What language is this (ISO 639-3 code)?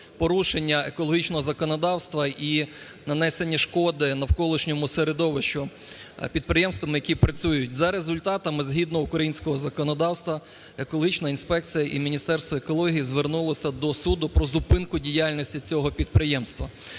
ukr